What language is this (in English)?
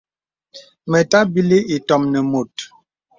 Bebele